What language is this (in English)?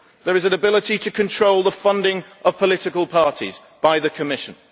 English